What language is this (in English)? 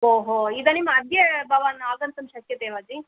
Sanskrit